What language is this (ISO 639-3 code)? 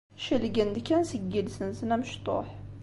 kab